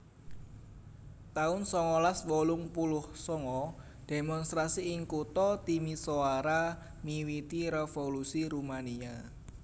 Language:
Javanese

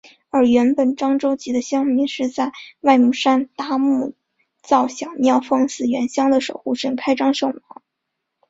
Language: Chinese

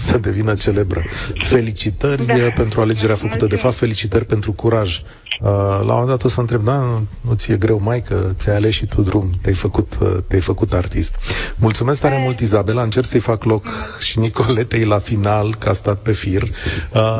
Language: Romanian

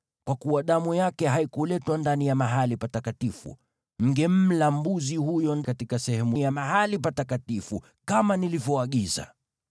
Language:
Swahili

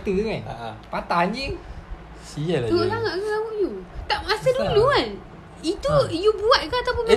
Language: Malay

